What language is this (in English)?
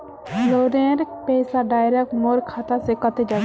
Magahi